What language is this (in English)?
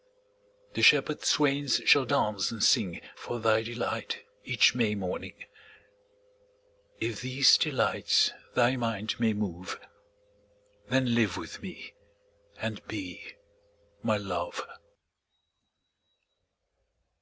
English